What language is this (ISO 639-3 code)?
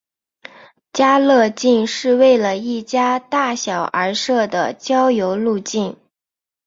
zho